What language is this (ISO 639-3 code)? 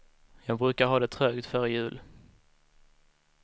swe